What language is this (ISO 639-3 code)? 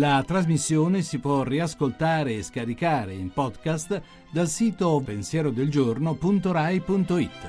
ita